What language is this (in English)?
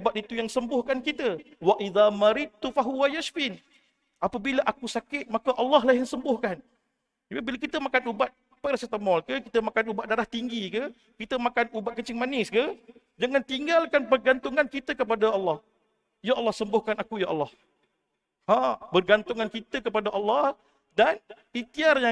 Malay